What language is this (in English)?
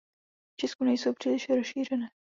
Czech